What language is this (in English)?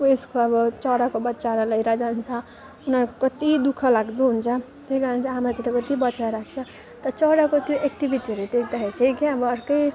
Nepali